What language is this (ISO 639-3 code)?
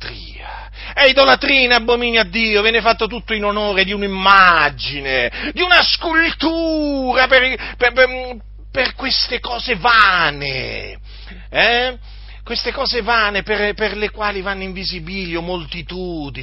ita